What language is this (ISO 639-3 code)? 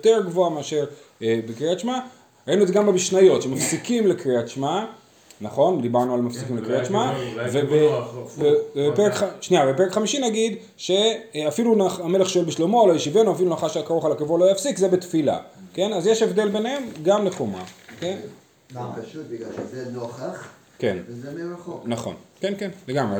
heb